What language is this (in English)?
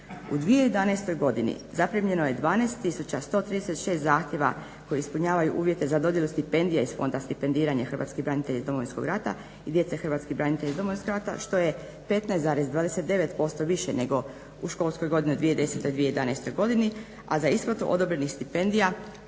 Croatian